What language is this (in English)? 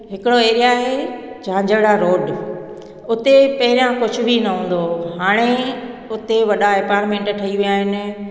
Sindhi